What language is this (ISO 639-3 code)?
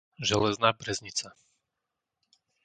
slk